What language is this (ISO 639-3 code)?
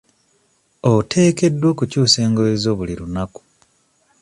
lug